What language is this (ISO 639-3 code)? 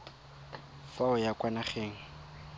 tsn